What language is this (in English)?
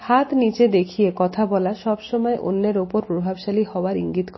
Bangla